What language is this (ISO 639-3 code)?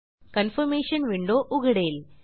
mar